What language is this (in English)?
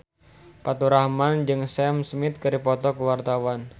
Sundanese